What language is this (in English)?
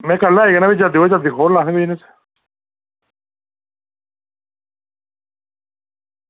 Dogri